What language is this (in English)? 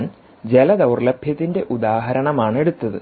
Malayalam